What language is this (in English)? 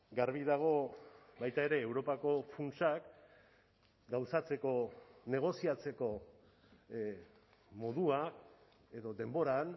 Basque